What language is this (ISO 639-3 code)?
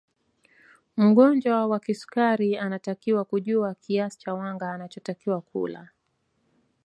swa